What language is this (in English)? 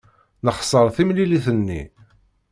Kabyle